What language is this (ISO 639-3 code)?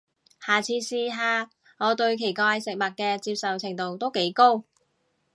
yue